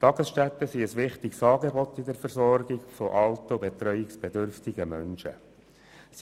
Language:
Swiss German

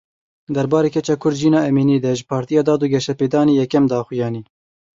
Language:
Kurdish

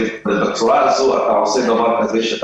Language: Hebrew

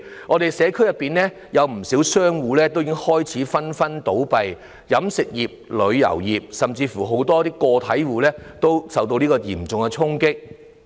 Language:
Cantonese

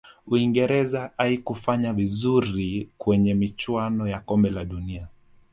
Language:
Swahili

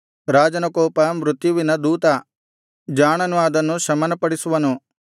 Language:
Kannada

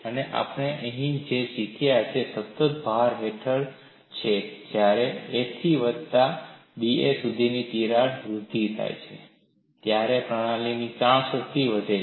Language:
Gujarati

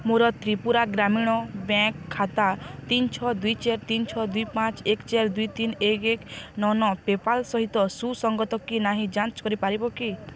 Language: Odia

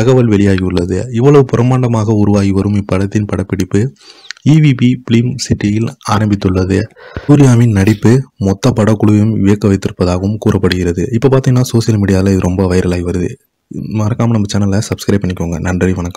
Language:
Arabic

